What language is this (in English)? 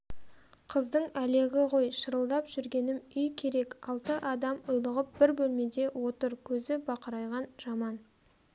Kazakh